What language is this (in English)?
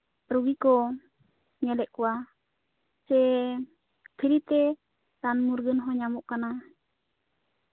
Santali